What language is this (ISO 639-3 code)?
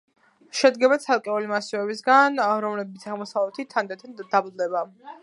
kat